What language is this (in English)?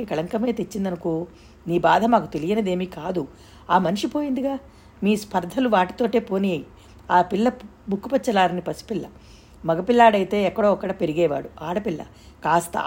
Telugu